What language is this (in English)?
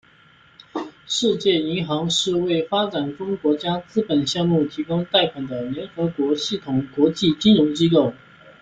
Chinese